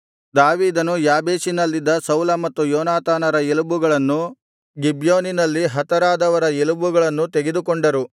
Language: Kannada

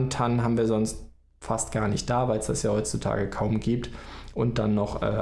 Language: German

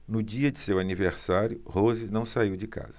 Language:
Portuguese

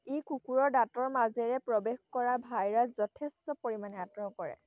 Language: Assamese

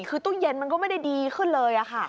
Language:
Thai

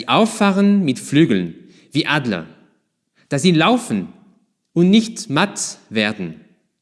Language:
German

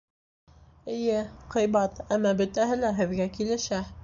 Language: Bashkir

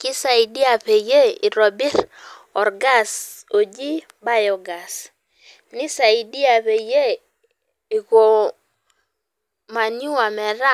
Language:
Masai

